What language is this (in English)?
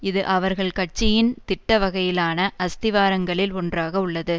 Tamil